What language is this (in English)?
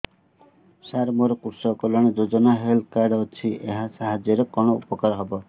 Odia